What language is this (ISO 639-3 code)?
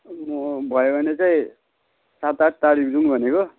nep